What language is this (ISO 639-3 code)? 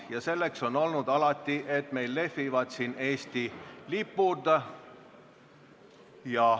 est